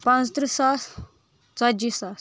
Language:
Kashmiri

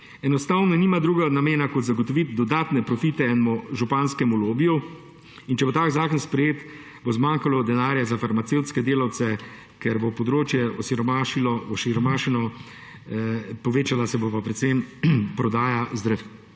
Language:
Slovenian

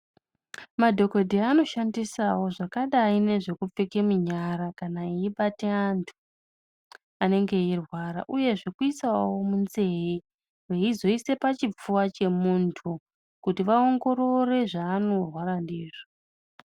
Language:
Ndau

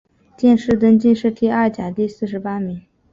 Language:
Chinese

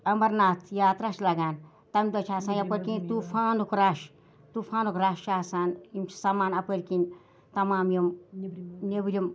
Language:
Kashmiri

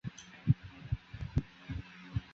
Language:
Chinese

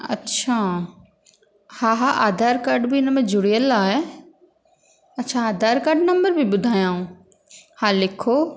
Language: Sindhi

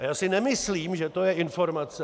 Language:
Czech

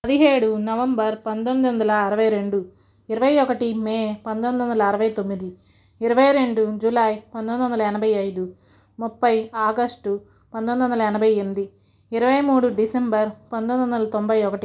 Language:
Telugu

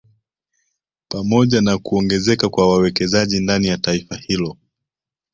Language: Swahili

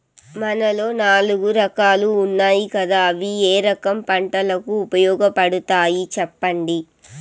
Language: Telugu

